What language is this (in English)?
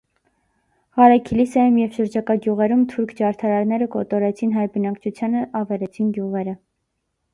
Armenian